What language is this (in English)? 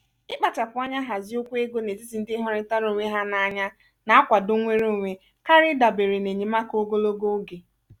Igbo